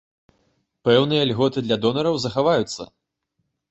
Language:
Belarusian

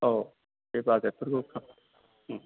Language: Bodo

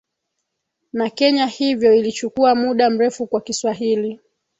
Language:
Swahili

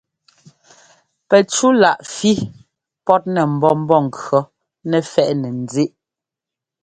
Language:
Ngomba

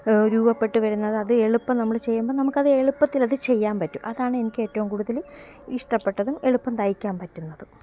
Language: Malayalam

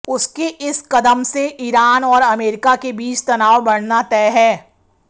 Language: Hindi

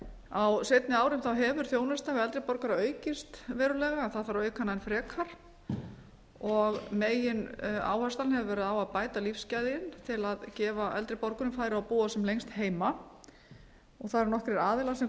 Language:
Icelandic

